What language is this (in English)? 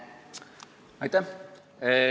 Estonian